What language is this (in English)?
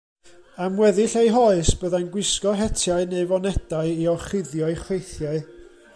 Welsh